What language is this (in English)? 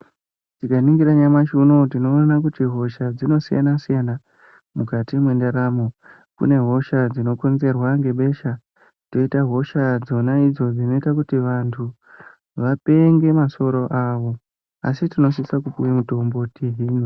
Ndau